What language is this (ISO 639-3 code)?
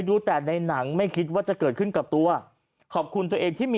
tha